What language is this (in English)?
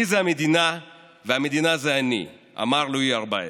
Hebrew